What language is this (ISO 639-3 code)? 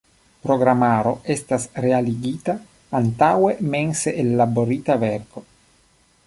epo